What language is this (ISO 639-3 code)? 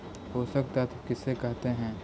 mag